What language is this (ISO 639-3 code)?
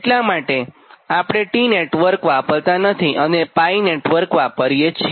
guj